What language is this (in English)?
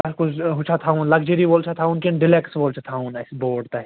Kashmiri